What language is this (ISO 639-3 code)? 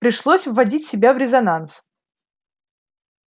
rus